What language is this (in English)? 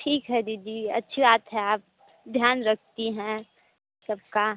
Hindi